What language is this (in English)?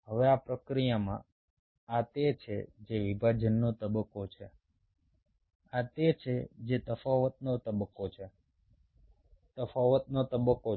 Gujarati